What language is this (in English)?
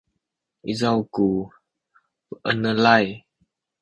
Sakizaya